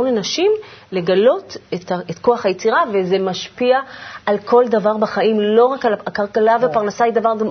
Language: Hebrew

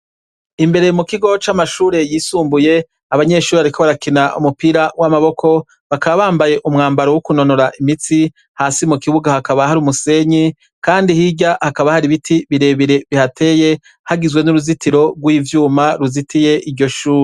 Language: Rundi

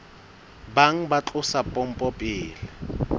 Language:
Southern Sotho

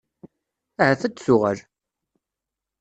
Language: Kabyle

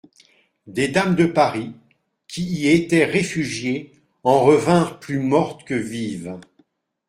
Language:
French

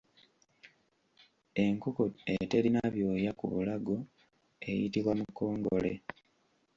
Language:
Ganda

